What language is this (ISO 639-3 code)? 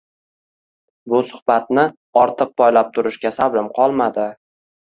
uzb